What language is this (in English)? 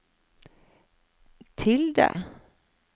Norwegian